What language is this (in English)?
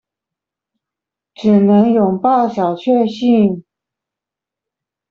Chinese